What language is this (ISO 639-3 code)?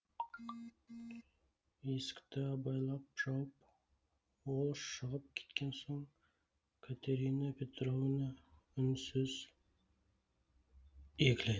kaz